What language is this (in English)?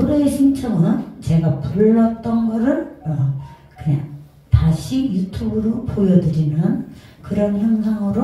Korean